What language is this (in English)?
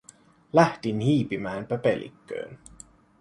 Finnish